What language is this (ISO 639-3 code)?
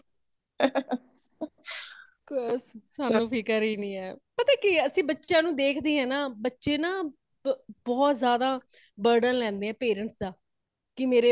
pan